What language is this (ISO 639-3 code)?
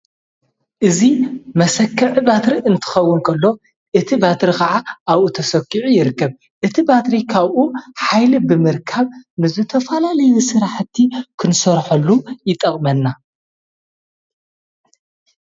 tir